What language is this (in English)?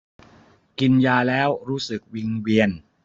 Thai